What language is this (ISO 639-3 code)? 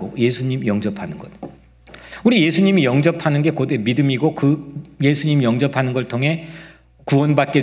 kor